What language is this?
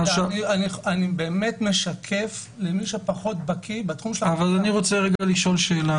Hebrew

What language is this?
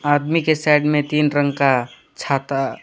Hindi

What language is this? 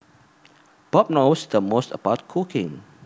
Javanese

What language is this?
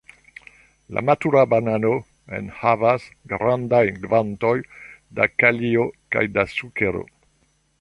Esperanto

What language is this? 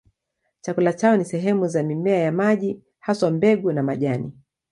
Swahili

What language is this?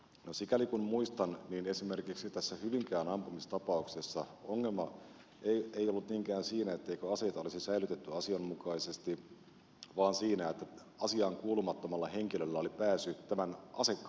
Finnish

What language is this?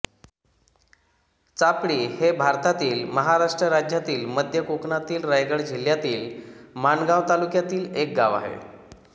Marathi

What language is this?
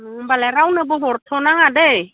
Bodo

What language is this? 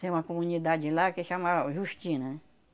Portuguese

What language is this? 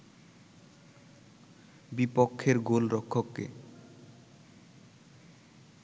Bangla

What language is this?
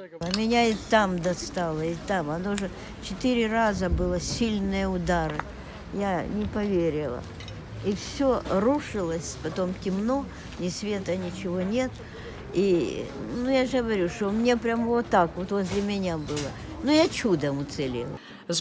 Ukrainian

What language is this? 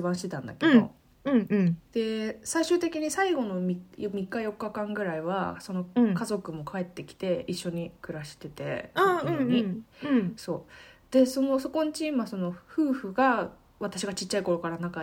Japanese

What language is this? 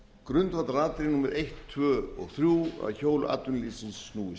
Icelandic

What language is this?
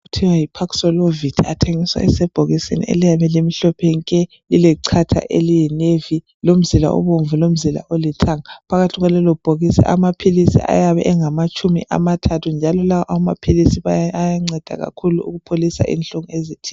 North Ndebele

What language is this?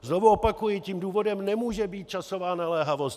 Czech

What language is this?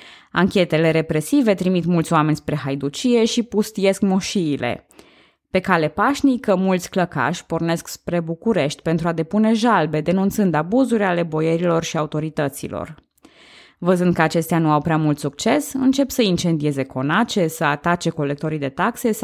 Romanian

